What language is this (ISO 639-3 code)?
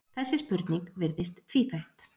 isl